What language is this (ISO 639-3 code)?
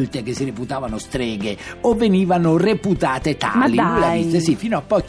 ita